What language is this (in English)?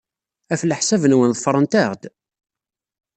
Kabyle